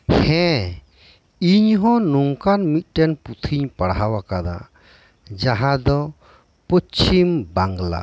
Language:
Santali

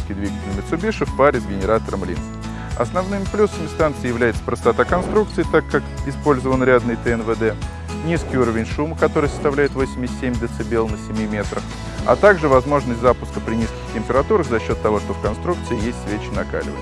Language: Russian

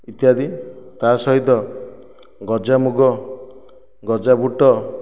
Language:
Odia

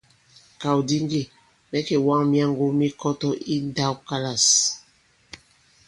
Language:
Bankon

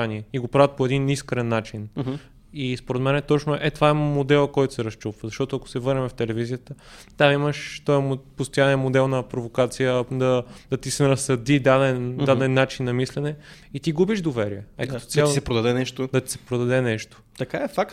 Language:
Bulgarian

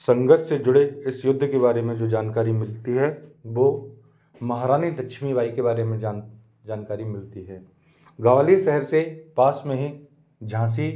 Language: Hindi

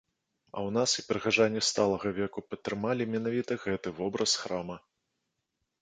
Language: Belarusian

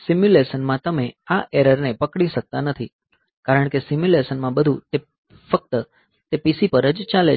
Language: Gujarati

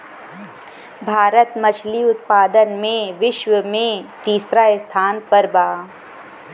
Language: Bhojpuri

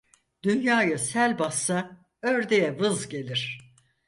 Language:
Turkish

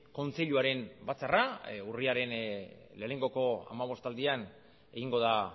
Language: Basque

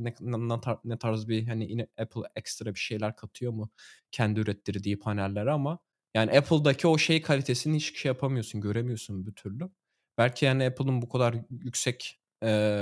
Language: Turkish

